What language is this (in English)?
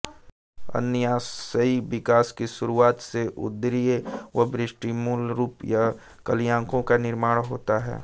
Hindi